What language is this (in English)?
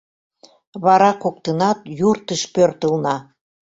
Mari